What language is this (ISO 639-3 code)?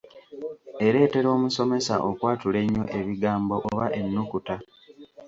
lug